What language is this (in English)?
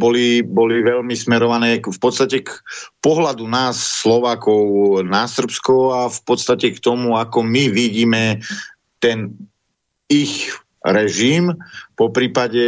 Slovak